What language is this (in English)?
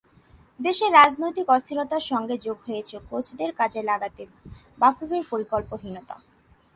Bangla